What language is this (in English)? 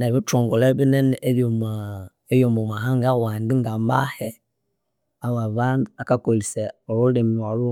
Konzo